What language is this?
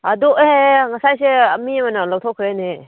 Manipuri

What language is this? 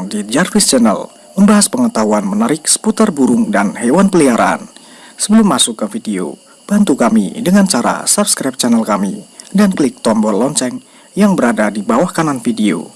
Indonesian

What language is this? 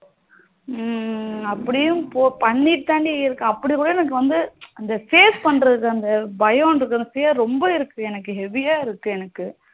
Tamil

